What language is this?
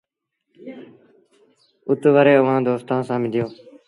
Sindhi Bhil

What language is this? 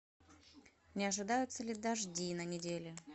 Russian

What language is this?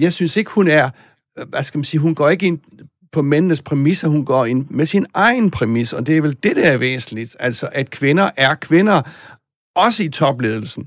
Danish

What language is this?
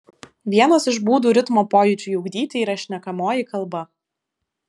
Lithuanian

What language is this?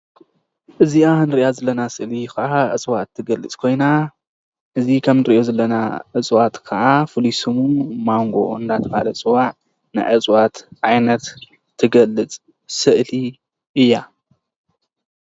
Tigrinya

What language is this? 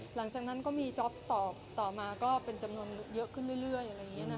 Thai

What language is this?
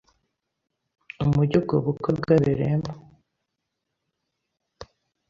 Kinyarwanda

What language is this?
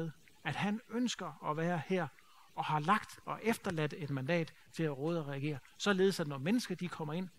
Danish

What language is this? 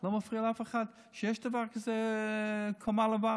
Hebrew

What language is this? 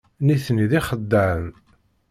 Kabyle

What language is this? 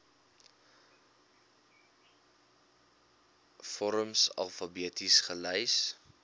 Afrikaans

